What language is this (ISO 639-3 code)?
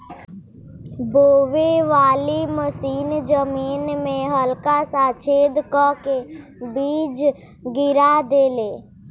bho